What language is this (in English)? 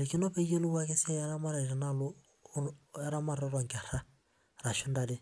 Masai